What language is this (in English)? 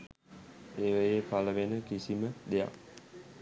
Sinhala